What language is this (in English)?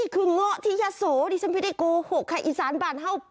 Thai